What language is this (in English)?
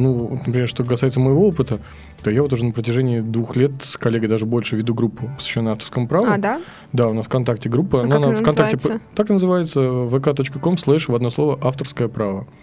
Russian